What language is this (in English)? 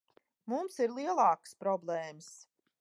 Latvian